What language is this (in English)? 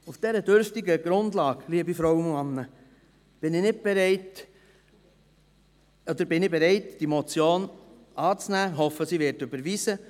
Swiss German